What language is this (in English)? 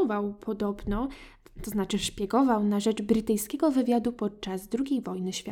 Polish